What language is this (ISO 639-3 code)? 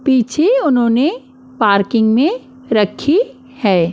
hin